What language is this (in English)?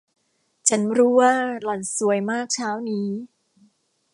Thai